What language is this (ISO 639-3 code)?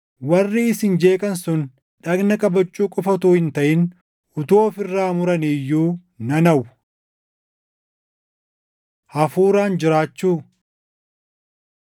orm